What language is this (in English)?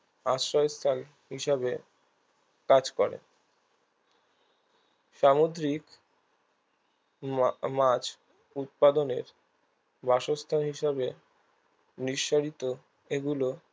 Bangla